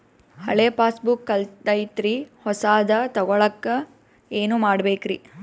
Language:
Kannada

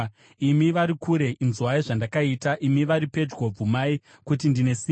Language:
Shona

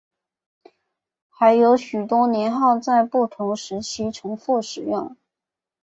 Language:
Chinese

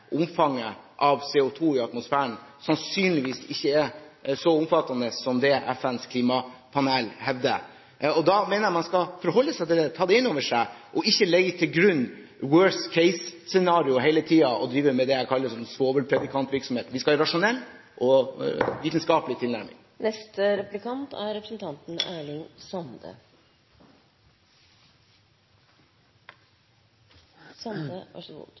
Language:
Norwegian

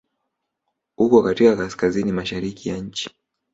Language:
Swahili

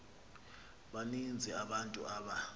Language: Xhosa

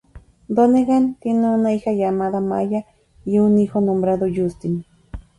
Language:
Spanish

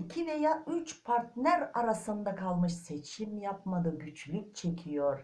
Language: Turkish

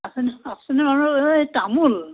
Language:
Assamese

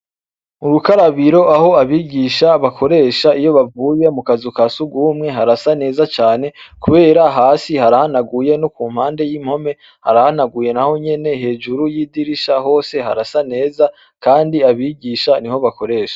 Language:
Rundi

